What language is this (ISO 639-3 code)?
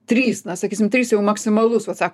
lit